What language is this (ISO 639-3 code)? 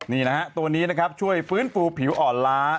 tha